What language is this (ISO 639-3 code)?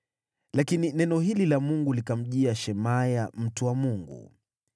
swa